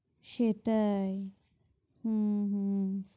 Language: Bangla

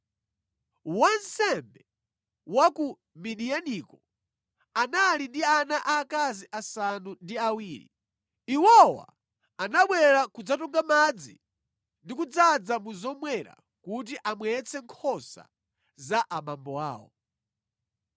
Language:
Nyanja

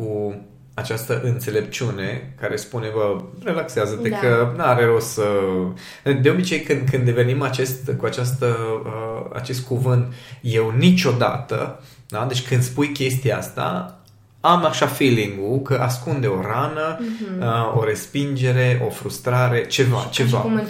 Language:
Romanian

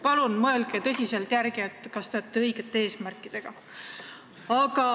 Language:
Estonian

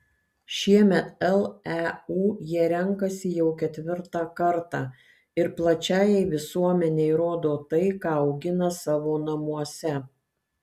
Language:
Lithuanian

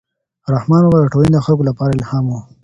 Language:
Pashto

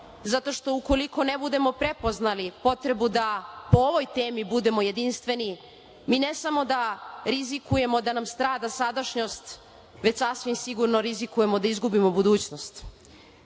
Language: Serbian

